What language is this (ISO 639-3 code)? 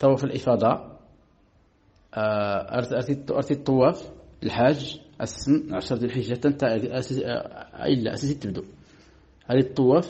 ara